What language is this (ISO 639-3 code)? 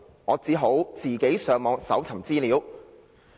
yue